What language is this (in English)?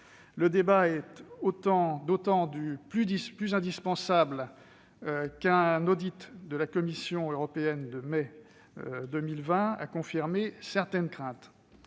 French